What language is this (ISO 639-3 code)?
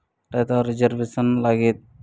sat